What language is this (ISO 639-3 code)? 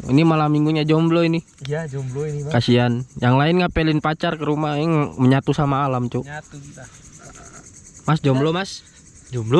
ind